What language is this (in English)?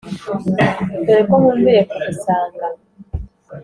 Kinyarwanda